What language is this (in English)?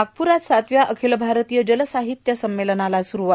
Marathi